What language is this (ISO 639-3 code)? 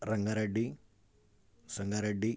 urd